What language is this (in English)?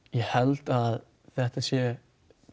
Icelandic